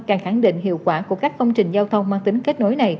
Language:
Vietnamese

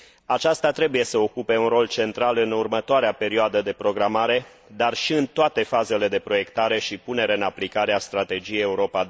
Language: Romanian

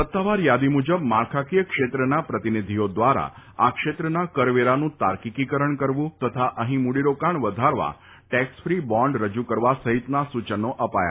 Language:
Gujarati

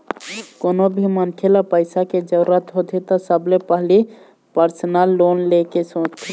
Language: Chhattisgarhi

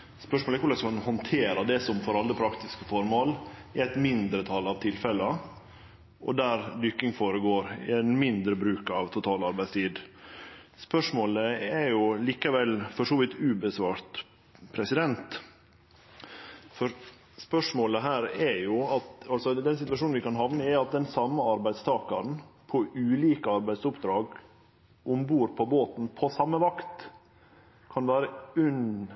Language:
Norwegian Nynorsk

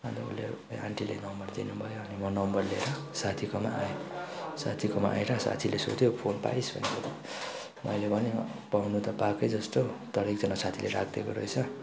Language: Nepali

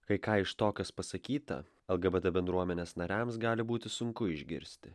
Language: Lithuanian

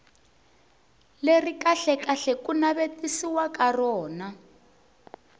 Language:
Tsonga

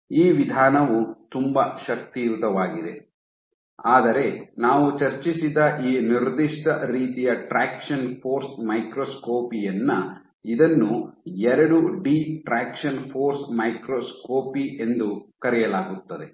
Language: Kannada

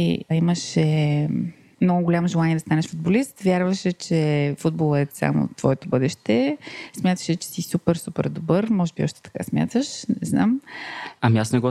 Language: Bulgarian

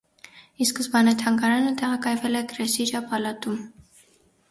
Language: Armenian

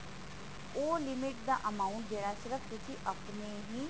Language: Punjabi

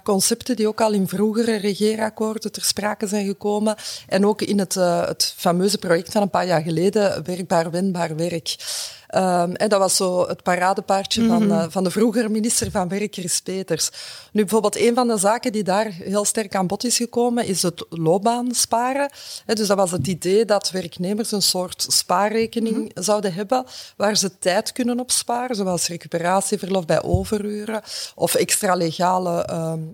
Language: Dutch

